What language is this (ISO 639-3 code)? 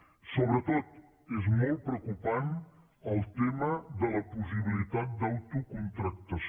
cat